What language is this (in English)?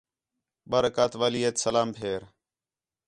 Khetrani